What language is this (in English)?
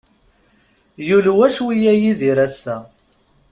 Kabyle